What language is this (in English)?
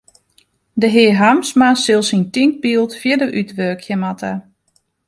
Western Frisian